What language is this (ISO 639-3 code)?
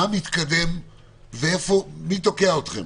heb